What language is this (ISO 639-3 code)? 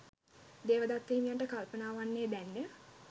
sin